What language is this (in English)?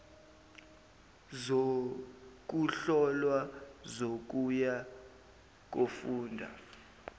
Zulu